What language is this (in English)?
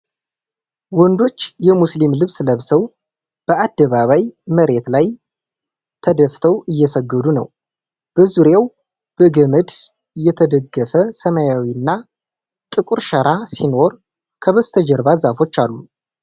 Amharic